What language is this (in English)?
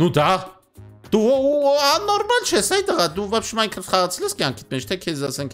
Romanian